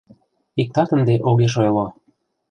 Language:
Mari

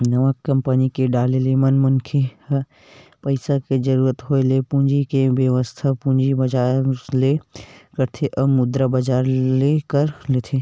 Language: Chhattisgarhi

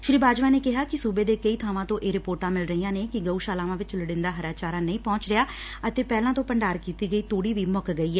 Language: Punjabi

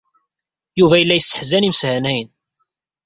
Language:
Kabyle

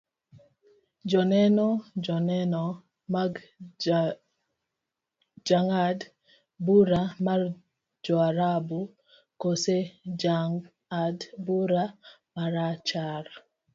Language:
Luo (Kenya and Tanzania)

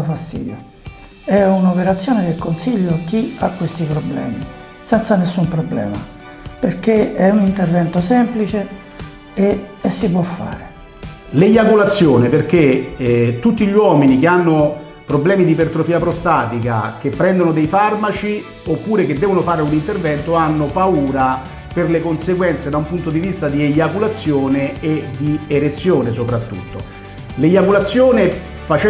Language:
Italian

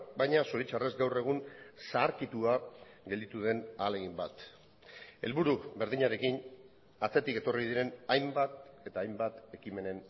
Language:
Basque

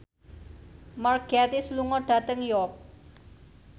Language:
Javanese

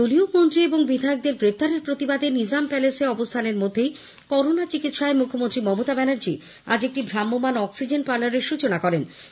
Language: Bangla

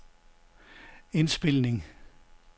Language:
Danish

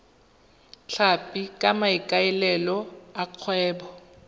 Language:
Tswana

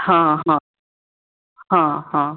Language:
Maithili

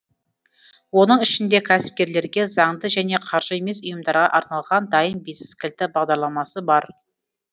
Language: Kazakh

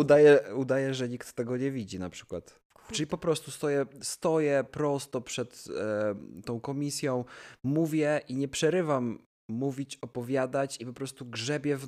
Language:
Polish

